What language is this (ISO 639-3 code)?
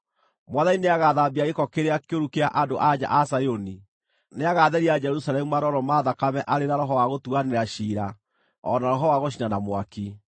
kik